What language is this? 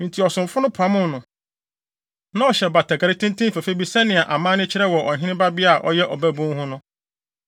Akan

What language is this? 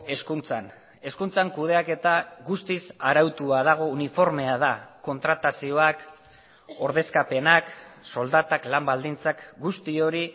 Basque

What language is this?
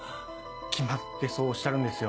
Japanese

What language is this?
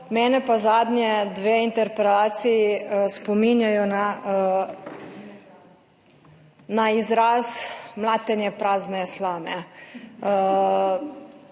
Slovenian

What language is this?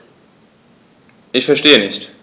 German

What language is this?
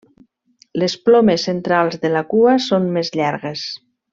Catalan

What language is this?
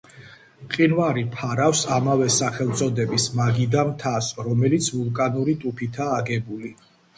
Georgian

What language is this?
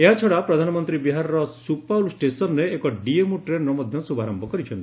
Odia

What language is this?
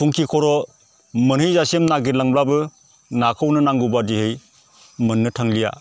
Bodo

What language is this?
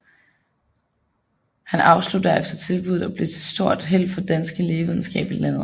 Danish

